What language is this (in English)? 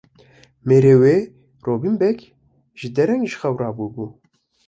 Kurdish